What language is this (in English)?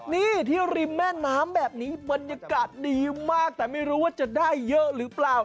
Thai